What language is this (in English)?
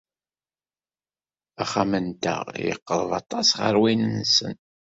Kabyle